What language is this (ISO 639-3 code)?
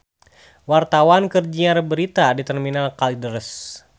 sun